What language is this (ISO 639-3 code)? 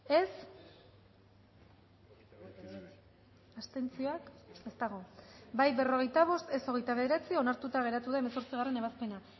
eus